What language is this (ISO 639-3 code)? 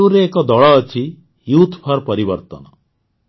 ori